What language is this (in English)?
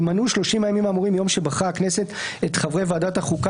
Hebrew